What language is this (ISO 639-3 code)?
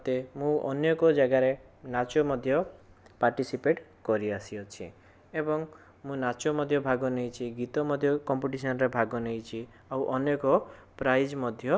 ori